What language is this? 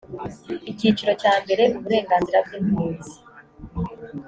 Kinyarwanda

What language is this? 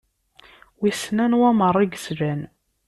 Kabyle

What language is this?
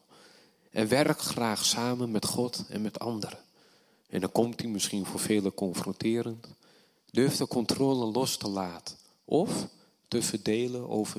Dutch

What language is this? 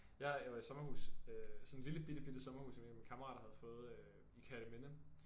Danish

